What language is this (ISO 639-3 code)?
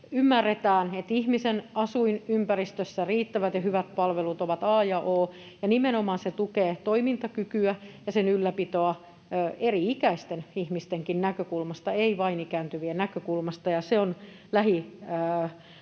fin